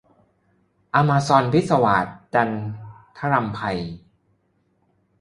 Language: Thai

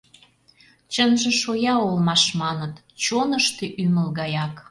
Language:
Mari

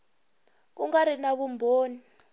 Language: Tsonga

